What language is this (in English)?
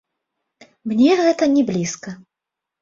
Belarusian